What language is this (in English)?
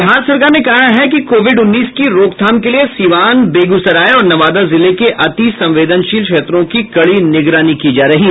Hindi